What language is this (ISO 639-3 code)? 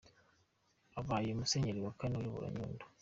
kin